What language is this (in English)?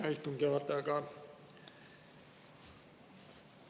Estonian